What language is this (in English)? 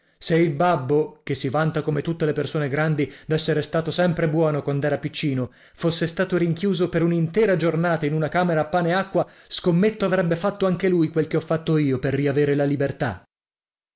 Italian